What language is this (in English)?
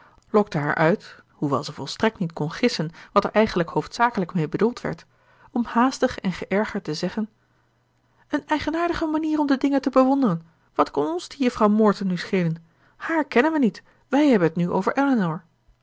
Dutch